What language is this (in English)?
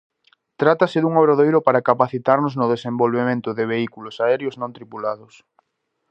Galician